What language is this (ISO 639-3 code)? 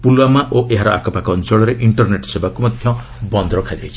ori